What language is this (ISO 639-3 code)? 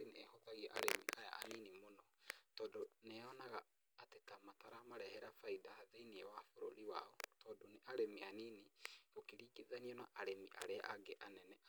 kik